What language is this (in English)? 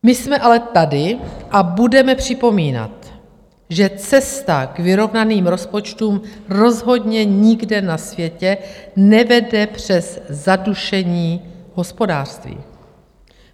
Czech